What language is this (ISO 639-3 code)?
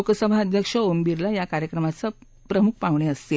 mar